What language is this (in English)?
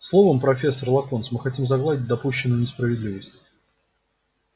Russian